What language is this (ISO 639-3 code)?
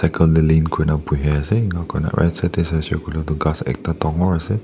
nag